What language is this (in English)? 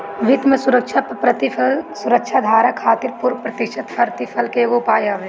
Bhojpuri